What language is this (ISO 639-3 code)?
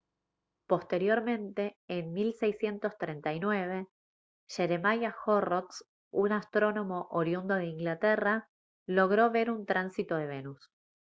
spa